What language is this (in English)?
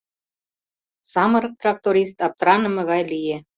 Mari